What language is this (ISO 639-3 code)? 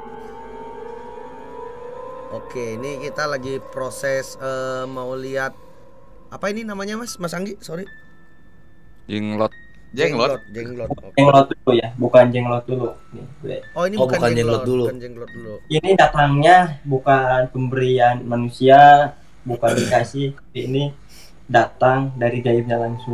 ind